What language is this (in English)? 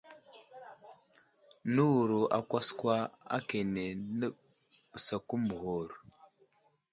Wuzlam